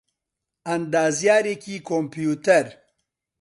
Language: Central Kurdish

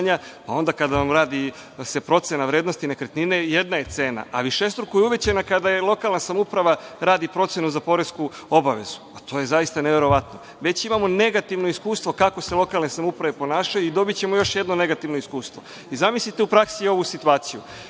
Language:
Serbian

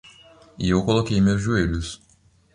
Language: Portuguese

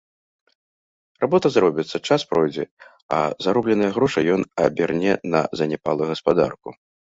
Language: Belarusian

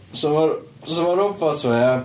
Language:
Welsh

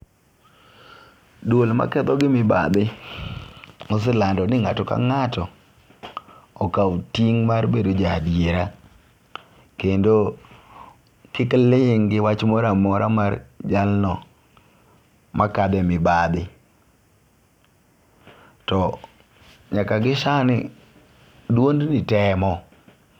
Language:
Luo (Kenya and Tanzania)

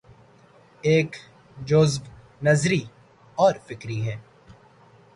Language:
Urdu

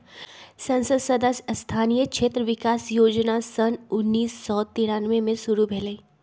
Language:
Magahi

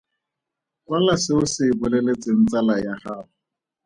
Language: Tswana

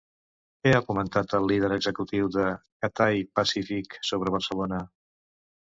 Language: Catalan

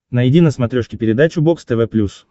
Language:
Russian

